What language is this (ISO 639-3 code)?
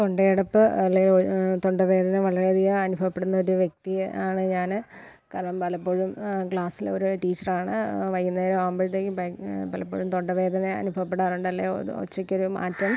mal